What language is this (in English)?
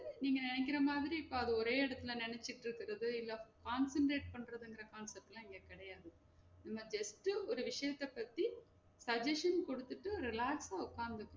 Tamil